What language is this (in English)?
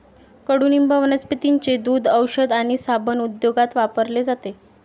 Marathi